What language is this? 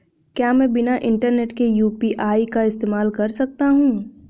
Hindi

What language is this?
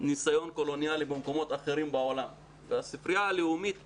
Hebrew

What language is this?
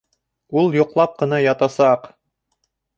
Bashkir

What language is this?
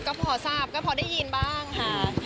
Thai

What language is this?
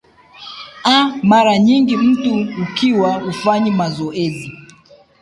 Swahili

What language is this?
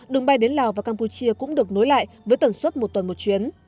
Vietnamese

